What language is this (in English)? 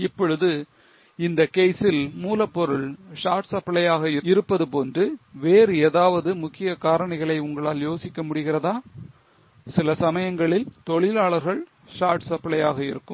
Tamil